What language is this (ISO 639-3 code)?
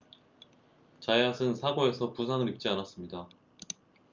kor